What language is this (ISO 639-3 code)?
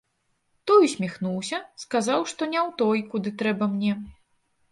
bel